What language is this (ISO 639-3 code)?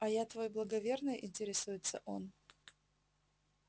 rus